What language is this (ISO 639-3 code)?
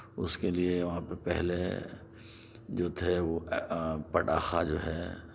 urd